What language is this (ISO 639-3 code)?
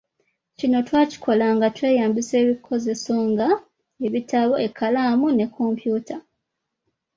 lug